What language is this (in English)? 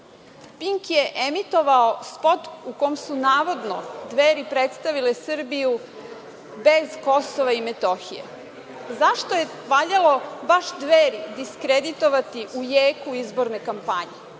Serbian